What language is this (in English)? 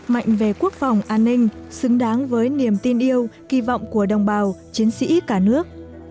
Vietnamese